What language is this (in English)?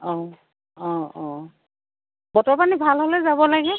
Assamese